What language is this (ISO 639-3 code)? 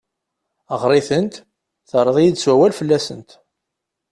kab